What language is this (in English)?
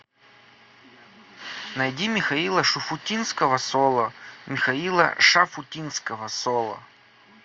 Russian